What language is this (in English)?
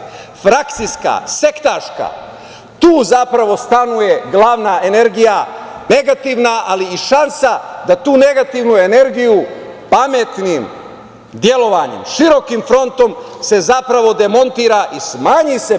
Serbian